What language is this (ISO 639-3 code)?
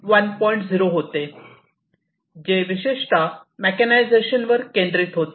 mar